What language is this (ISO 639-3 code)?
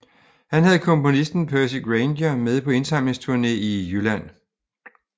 dan